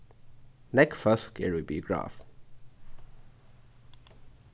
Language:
Faroese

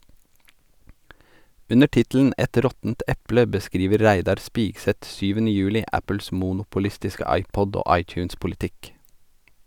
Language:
Norwegian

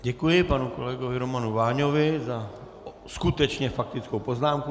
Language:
Czech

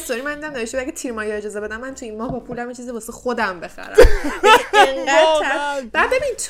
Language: Persian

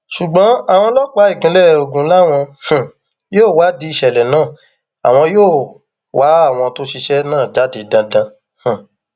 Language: Yoruba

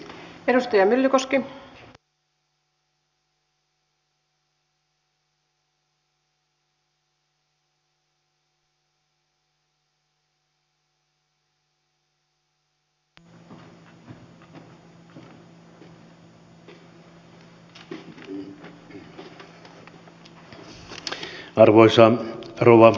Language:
Finnish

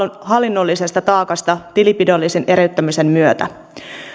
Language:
Finnish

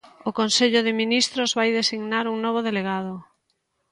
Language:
Galician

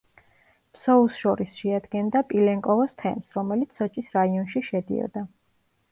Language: Georgian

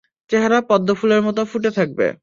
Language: Bangla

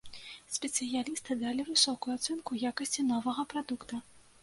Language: Belarusian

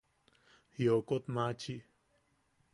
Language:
Yaqui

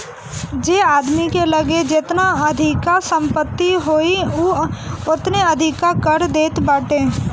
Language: Bhojpuri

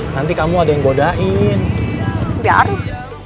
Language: Indonesian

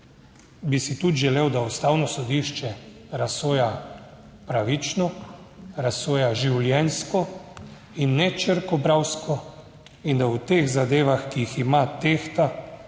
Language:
Slovenian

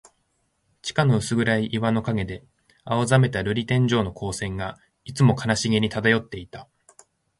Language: Japanese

